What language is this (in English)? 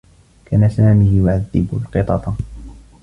Arabic